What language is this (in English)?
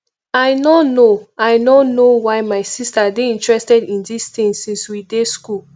Nigerian Pidgin